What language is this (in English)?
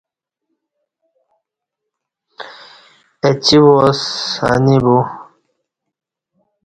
Kati